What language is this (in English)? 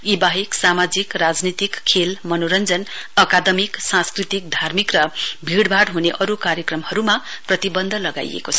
Nepali